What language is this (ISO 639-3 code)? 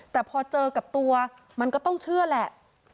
tha